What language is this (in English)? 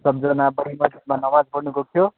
Nepali